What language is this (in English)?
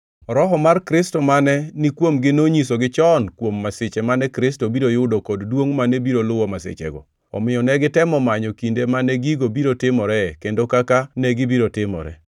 Luo (Kenya and Tanzania)